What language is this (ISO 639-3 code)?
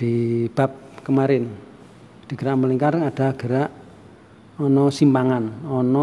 ind